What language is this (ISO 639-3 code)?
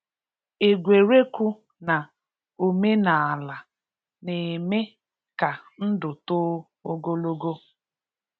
ibo